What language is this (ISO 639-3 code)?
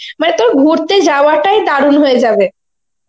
ben